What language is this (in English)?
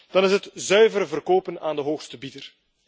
Dutch